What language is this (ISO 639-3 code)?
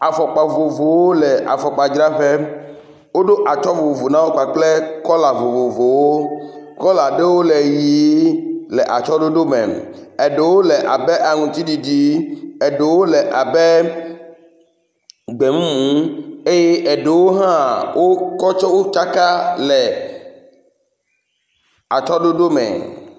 ewe